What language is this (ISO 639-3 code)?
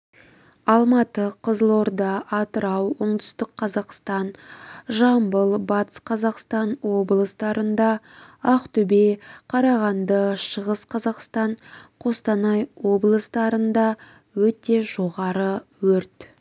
kaz